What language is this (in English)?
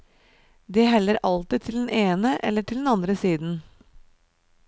Norwegian